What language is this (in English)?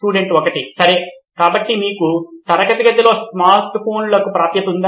Telugu